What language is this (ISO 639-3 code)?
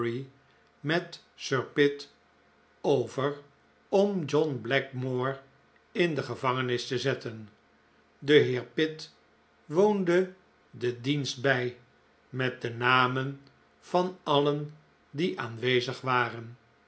nld